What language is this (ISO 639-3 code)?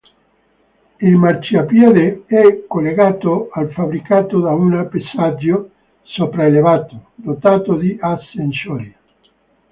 ita